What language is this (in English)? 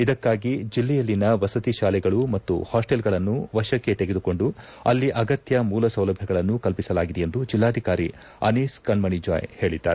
Kannada